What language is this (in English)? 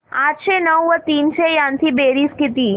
Marathi